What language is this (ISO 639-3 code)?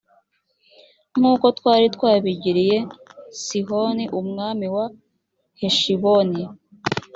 kin